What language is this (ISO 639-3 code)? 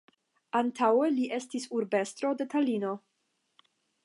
epo